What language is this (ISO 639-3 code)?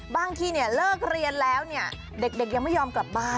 tha